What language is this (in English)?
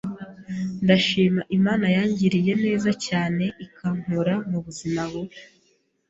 Kinyarwanda